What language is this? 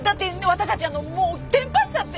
Japanese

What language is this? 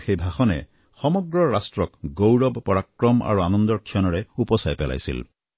Assamese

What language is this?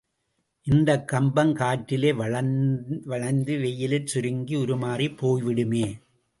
Tamil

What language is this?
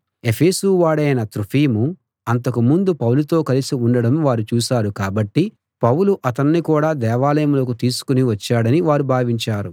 Telugu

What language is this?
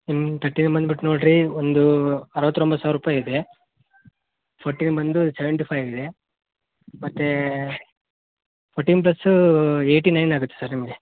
Kannada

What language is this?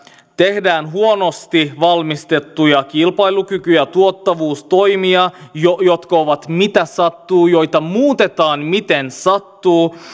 Finnish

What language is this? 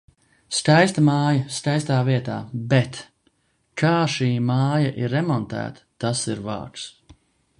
Latvian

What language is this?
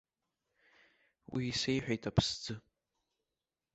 Abkhazian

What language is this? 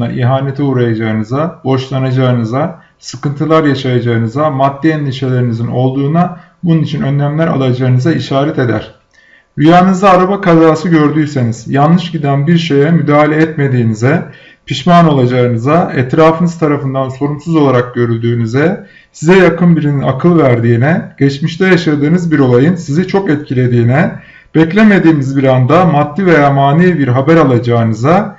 Turkish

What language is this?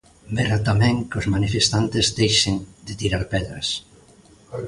Galician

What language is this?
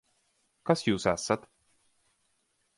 Latvian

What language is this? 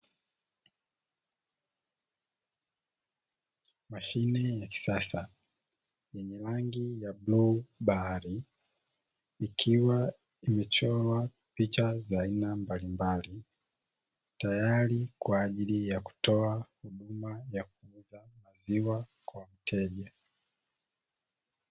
Swahili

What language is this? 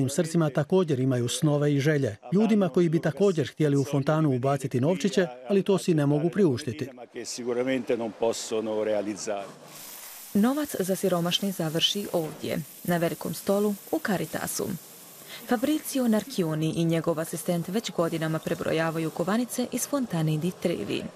Croatian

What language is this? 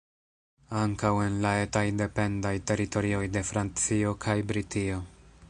Esperanto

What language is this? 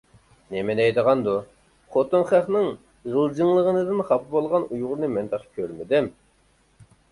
Uyghur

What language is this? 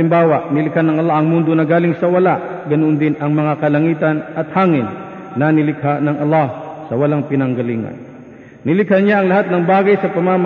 Filipino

